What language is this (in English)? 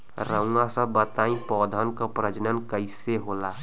Bhojpuri